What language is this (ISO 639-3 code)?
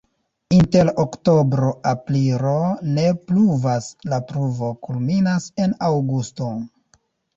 epo